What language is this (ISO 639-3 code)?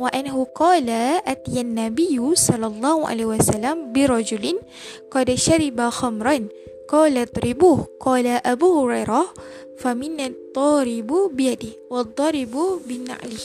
msa